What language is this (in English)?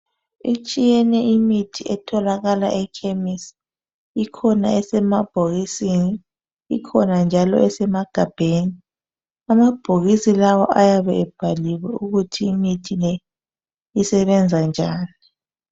North Ndebele